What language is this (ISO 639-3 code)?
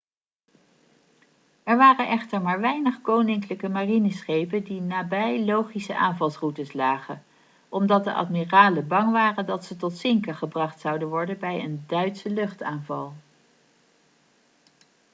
nld